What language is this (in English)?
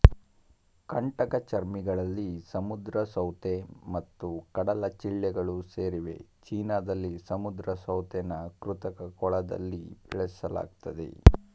Kannada